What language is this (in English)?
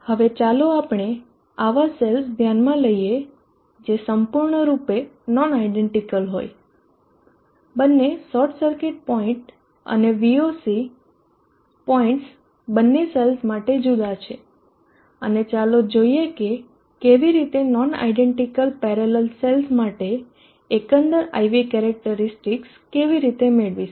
Gujarati